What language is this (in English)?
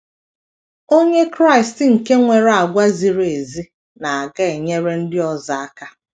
Igbo